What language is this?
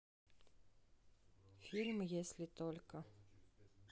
Russian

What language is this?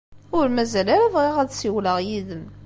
Kabyle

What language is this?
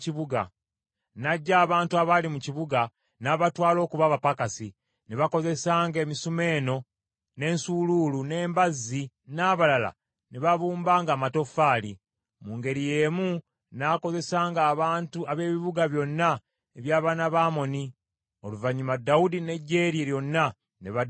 Ganda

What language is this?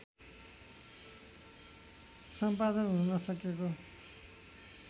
Nepali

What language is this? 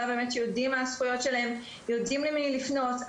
Hebrew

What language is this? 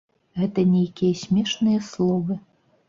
Belarusian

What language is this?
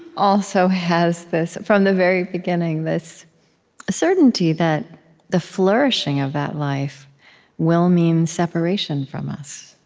English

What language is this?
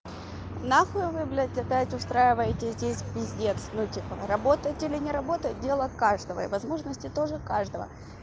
Russian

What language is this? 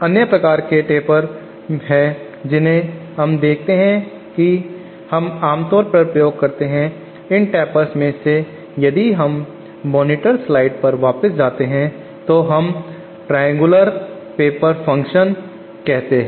Hindi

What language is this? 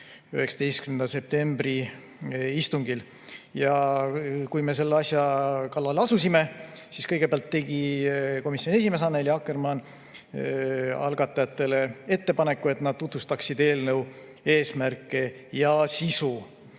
Estonian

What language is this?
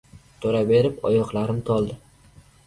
Uzbek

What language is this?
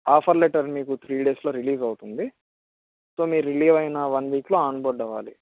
Telugu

